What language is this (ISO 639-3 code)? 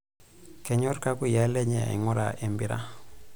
mas